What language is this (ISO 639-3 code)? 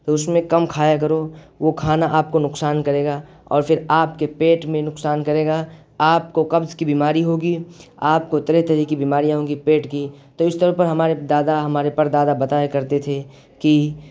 urd